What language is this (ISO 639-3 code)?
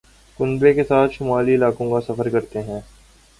urd